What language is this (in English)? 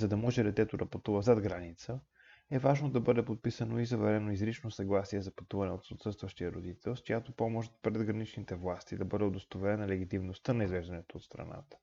Bulgarian